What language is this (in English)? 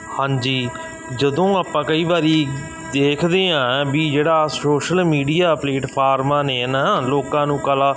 Punjabi